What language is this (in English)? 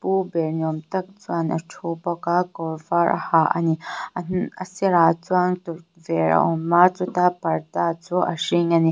Mizo